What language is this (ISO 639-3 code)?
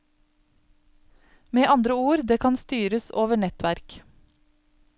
nor